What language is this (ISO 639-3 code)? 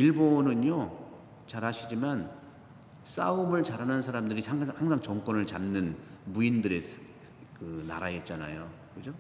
kor